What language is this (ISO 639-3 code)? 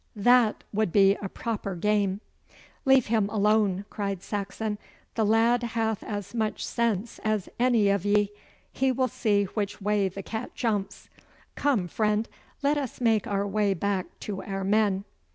eng